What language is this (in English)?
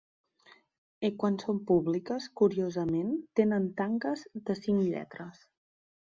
Catalan